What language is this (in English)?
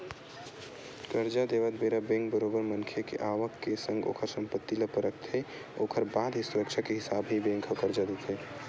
Chhattisgarhi